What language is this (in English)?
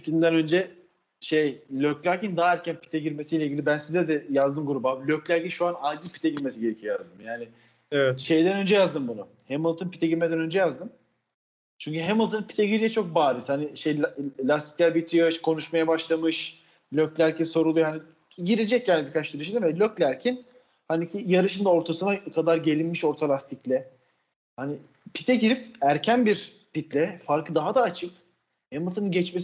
Turkish